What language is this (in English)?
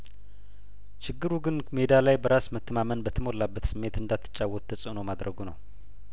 Amharic